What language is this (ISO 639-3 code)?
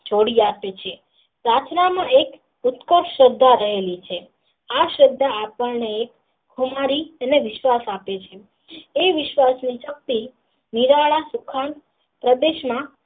guj